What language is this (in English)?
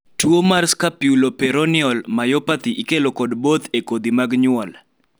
Luo (Kenya and Tanzania)